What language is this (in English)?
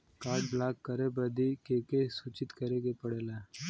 Bhojpuri